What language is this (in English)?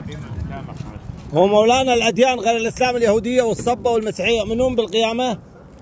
Arabic